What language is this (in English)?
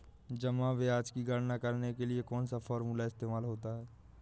Hindi